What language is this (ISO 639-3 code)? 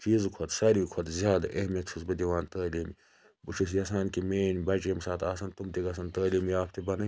kas